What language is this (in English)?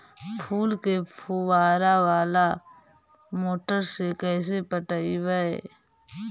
Magahi